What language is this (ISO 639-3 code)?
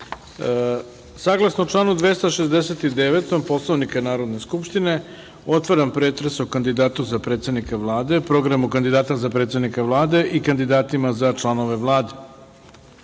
srp